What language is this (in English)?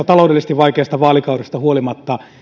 Finnish